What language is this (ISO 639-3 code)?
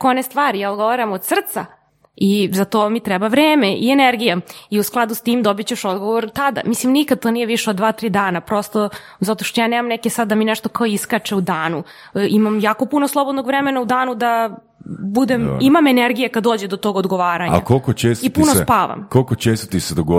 hrv